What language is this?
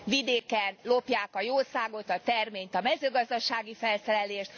Hungarian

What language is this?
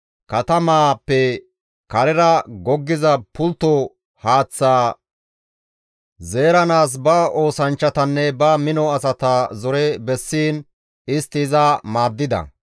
Gamo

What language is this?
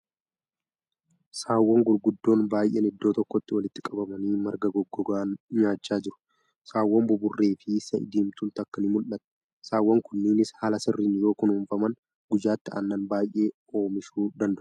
Oromo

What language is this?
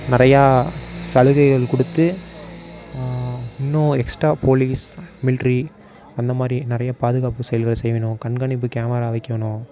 Tamil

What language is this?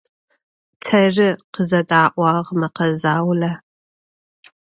Adyghe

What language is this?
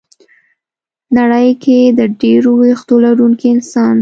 Pashto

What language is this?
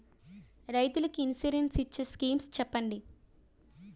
Telugu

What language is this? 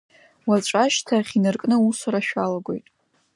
Abkhazian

